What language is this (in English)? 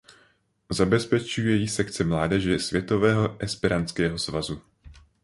Czech